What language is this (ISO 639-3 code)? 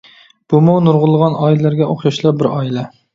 uig